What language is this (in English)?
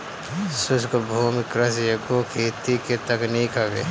Bhojpuri